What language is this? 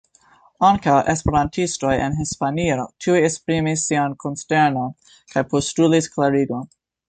Esperanto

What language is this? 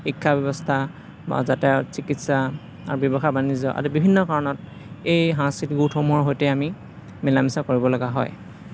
Assamese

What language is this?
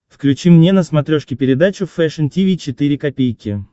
Russian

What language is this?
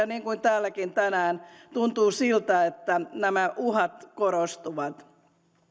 Finnish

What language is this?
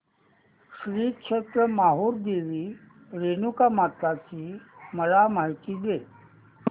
Marathi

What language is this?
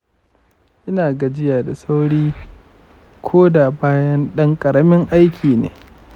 Hausa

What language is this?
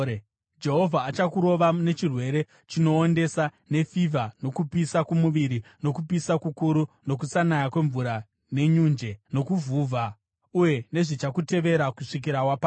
Shona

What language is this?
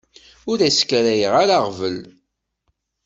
Kabyle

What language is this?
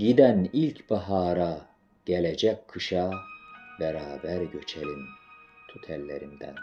Turkish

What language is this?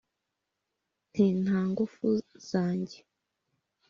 Kinyarwanda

